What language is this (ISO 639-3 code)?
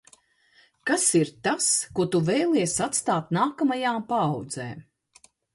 lav